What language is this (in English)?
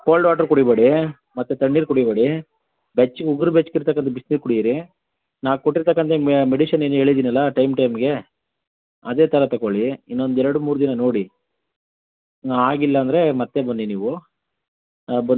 Kannada